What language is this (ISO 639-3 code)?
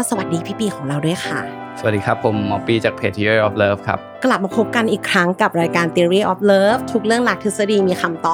tha